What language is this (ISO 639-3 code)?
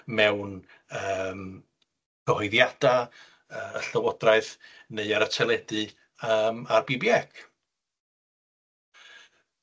cym